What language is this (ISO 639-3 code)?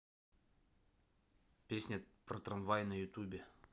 rus